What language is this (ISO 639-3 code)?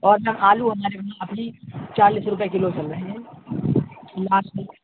urd